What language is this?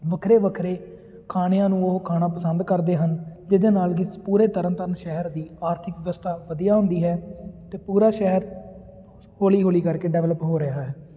Punjabi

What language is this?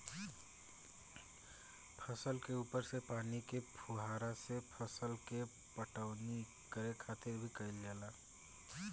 Bhojpuri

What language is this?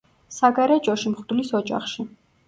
Georgian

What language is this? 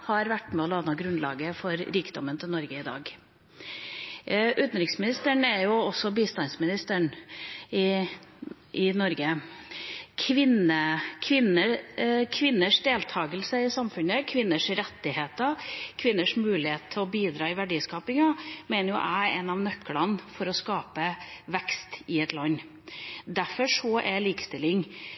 Norwegian Bokmål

